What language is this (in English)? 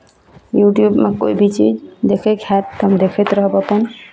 Maithili